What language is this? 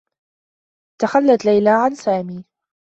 Arabic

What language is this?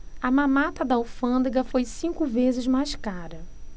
Portuguese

